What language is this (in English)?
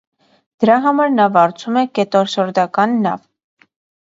Armenian